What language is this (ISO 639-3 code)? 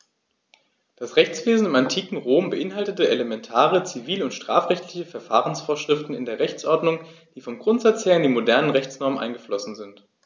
deu